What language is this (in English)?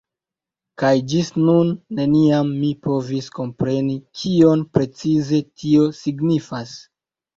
Esperanto